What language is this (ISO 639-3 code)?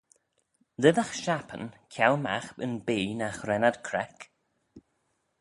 glv